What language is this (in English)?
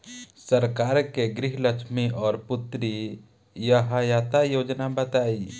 Bhojpuri